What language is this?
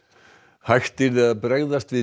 Icelandic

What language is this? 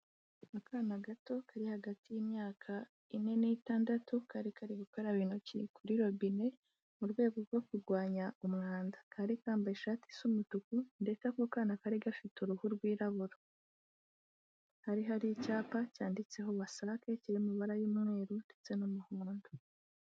Kinyarwanda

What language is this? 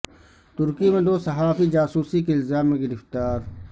Urdu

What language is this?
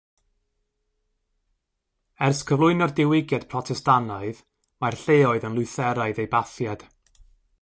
Welsh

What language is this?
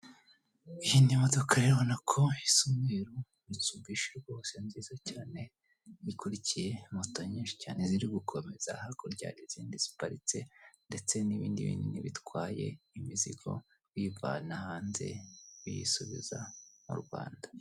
Kinyarwanda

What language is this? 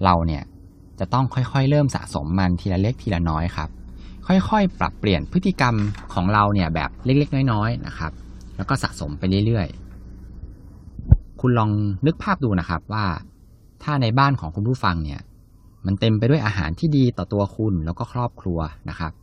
Thai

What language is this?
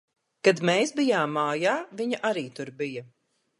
Latvian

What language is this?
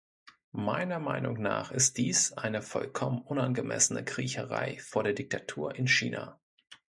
German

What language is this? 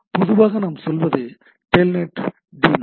Tamil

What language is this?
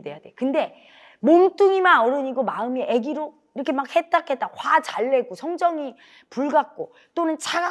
Korean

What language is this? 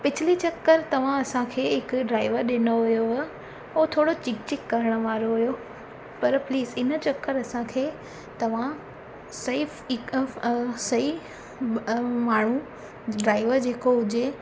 Sindhi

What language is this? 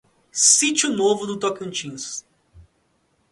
Portuguese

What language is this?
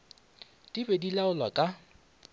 Northern Sotho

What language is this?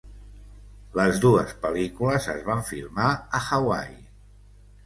Catalan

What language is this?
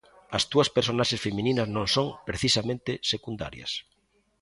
Galician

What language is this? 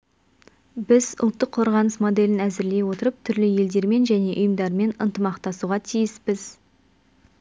Kazakh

